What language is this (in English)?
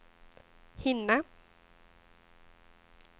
Swedish